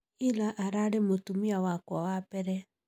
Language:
Kikuyu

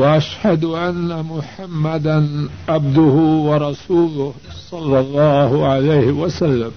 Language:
Urdu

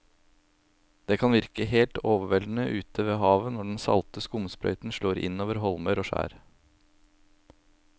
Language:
Norwegian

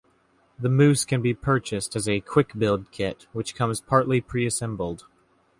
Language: English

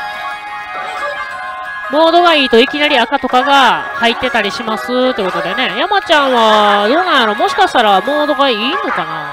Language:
Japanese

